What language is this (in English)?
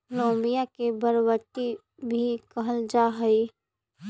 Magahi